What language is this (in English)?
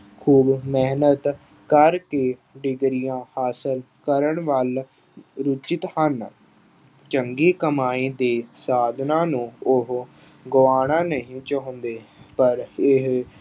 Punjabi